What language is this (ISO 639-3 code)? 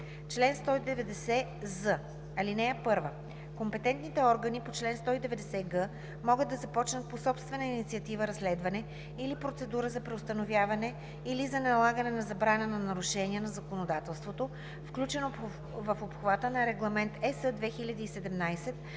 bul